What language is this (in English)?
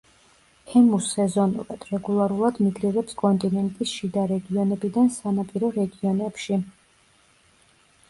Georgian